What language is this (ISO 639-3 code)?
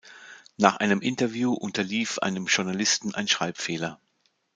deu